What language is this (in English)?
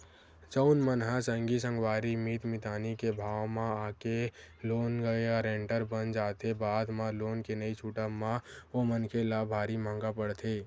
Chhattisgarhi